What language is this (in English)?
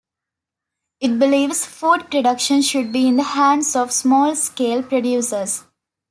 English